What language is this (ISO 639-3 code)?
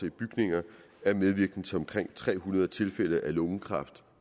dan